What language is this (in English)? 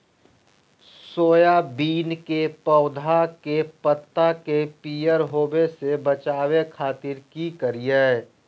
Magahi